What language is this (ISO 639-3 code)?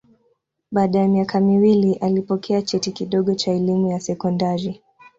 swa